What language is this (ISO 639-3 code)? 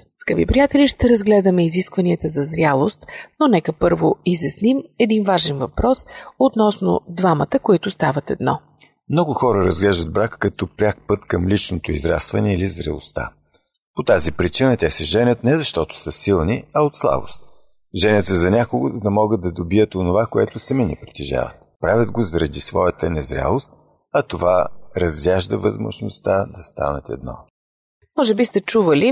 bul